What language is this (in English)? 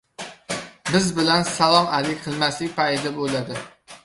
Uzbek